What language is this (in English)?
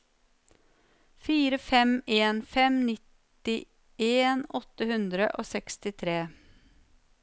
Norwegian